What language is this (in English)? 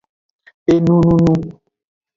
Aja (Benin)